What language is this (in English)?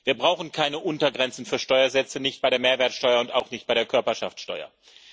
German